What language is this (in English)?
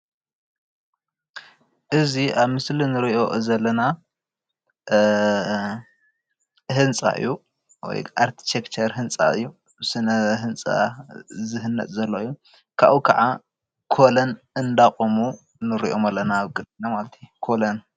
Tigrinya